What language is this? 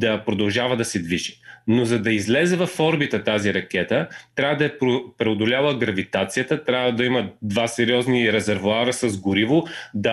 Bulgarian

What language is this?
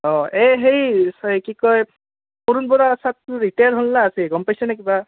Assamese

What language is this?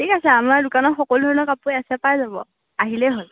Assamese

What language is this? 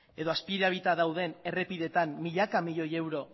Basque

